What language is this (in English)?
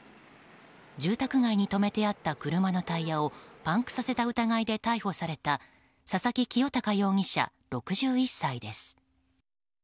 Japanese